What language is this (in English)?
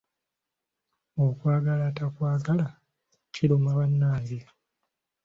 Ganda